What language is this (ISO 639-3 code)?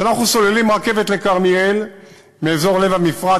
heb